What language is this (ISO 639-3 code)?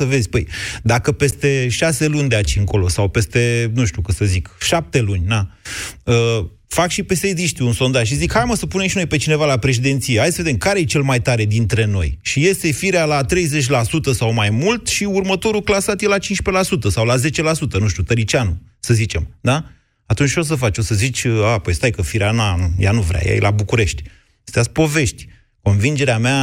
ron